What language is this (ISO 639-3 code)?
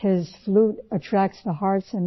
urd